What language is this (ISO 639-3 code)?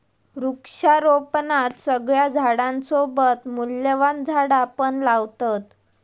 mar